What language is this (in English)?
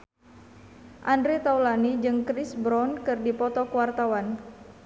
Sundanese